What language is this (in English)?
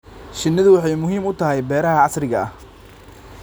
Somali